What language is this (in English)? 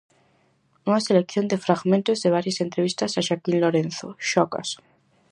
Galician